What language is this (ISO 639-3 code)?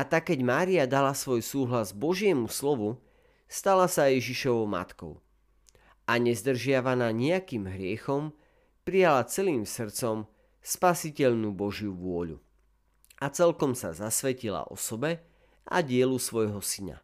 slk